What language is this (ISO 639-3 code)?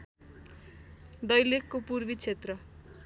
nep